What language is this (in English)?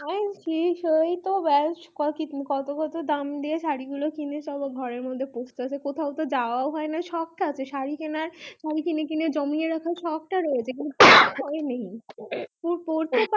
Bangla